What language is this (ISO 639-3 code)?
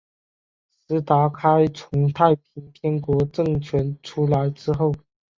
zho